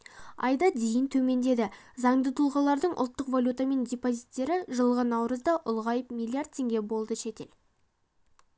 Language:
Kazakh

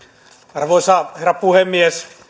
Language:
Finnish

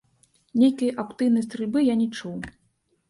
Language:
Belarusian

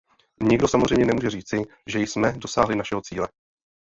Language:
Czech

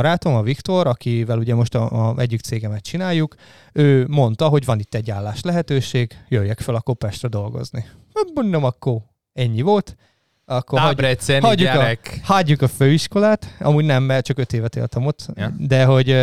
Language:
Hungarian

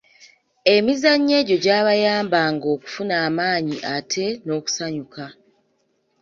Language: Ganda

